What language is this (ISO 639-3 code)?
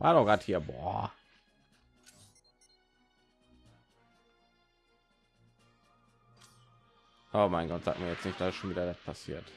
deu